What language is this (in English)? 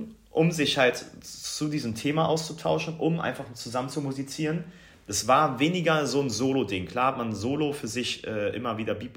German